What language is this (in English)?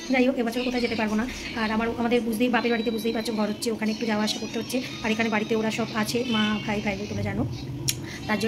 Indonesian